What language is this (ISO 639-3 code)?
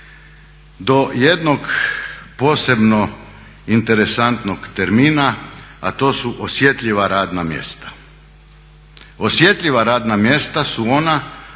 hrv